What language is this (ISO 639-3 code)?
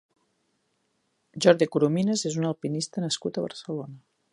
cat